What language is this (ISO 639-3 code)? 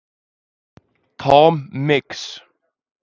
isl